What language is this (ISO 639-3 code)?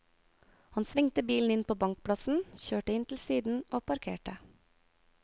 nor